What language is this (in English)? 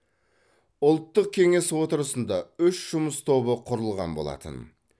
Kazakh